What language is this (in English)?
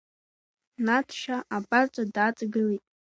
Abkhazian